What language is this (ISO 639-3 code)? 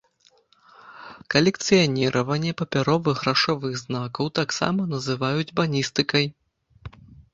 bel